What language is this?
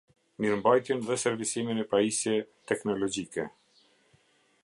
Albanian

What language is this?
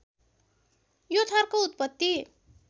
Nepali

